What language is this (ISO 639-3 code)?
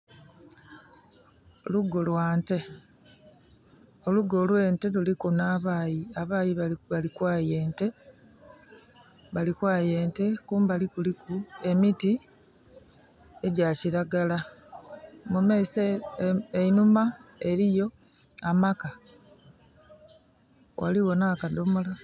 xog